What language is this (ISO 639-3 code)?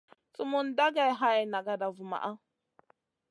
mcn